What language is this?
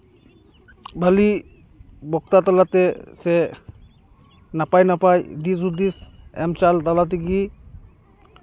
Santali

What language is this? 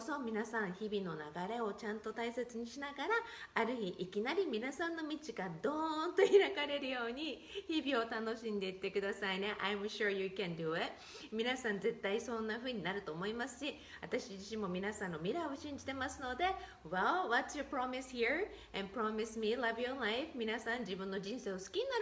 Japanese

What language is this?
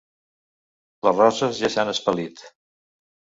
Catalan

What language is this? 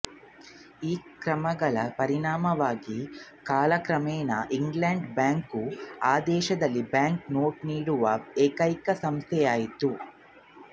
Kannada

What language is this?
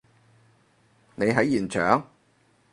Cantonese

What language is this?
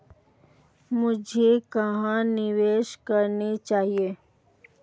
Hindi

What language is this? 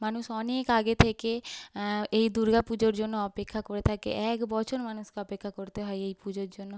Bangla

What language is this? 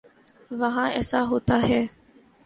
Urdu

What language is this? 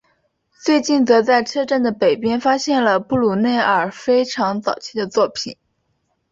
Chinese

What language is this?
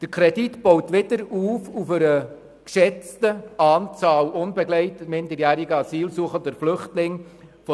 Swiss German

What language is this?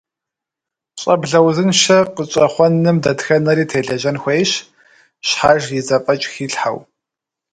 Kabardian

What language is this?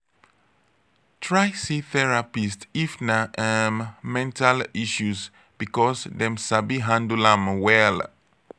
Nigerian Pidgin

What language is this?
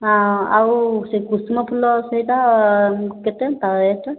Odia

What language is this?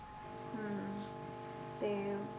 Punjabi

